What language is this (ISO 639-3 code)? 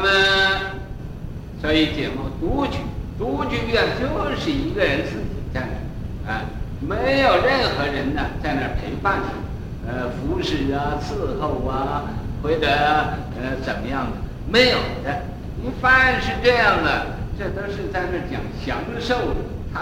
zho